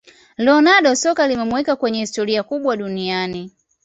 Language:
Swahili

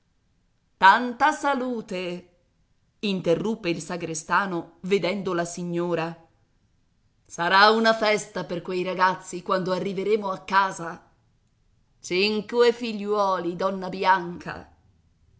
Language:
Italian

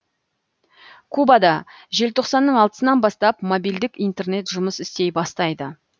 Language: Kazakh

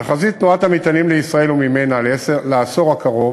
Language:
Hebrew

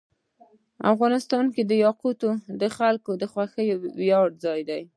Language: Pashto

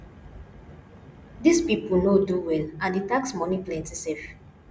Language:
Nigerian Pidgin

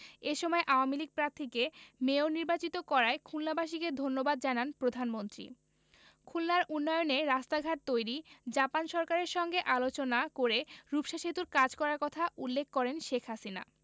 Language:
Bangla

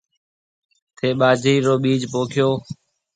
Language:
Marwari (Pakistan)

